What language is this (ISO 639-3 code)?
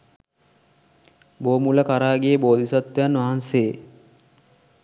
sin